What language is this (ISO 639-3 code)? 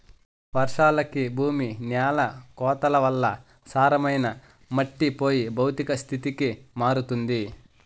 tel